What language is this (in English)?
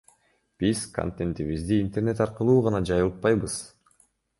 Kyrgyz